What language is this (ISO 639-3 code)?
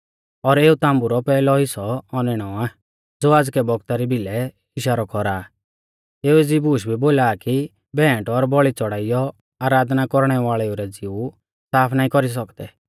bfz